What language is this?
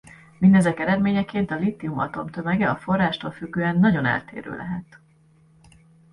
Hungarian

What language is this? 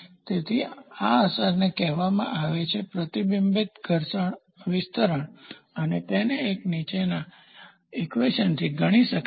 Gujarati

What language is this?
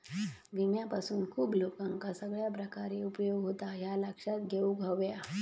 Marathi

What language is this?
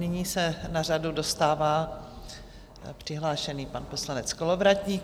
Czech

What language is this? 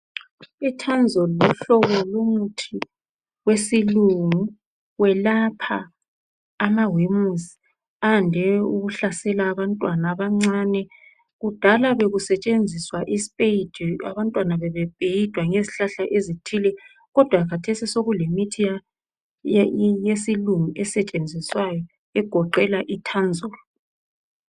North Ndebele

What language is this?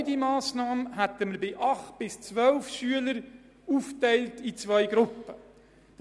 Swiss German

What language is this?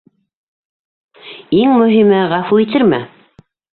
Bashkir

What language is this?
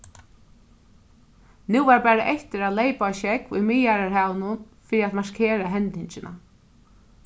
Faroese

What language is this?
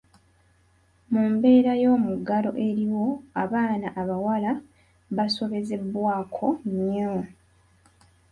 Ganda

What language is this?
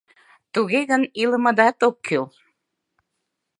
Mari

